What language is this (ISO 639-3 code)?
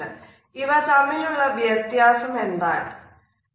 mal